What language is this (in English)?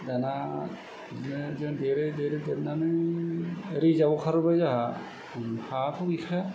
Bodo